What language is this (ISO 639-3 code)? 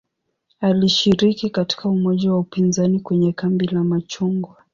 swa